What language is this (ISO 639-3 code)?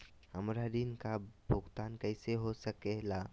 mag